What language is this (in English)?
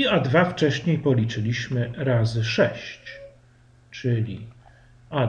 Polish